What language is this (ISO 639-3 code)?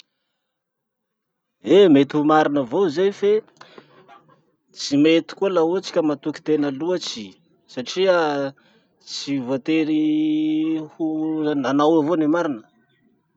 msh